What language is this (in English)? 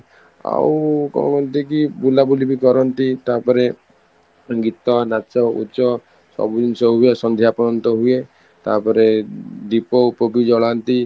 Odia